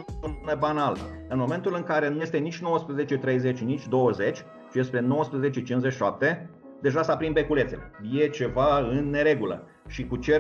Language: Romanian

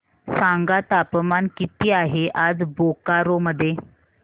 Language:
Marathi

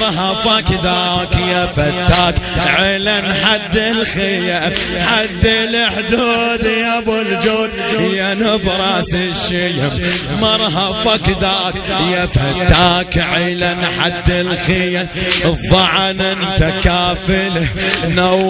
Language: Arabic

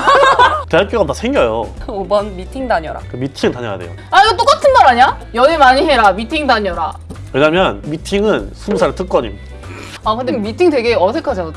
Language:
Korean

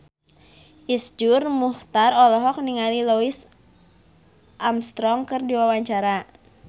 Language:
Sundanese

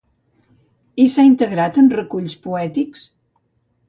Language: Catalan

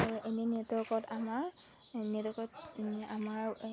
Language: Assamese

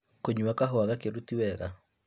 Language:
Kikuyu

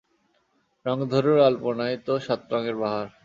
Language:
Bangla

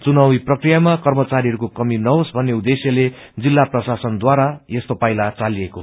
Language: Nepali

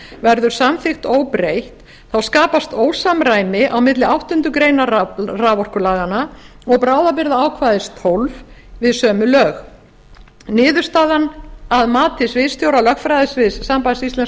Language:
Icelandic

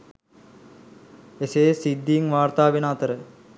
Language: Sinhala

